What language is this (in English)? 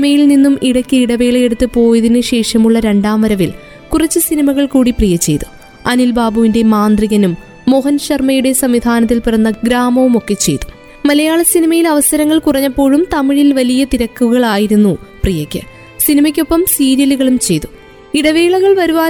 Malayalam